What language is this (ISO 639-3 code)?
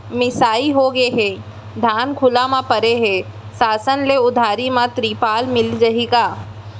hne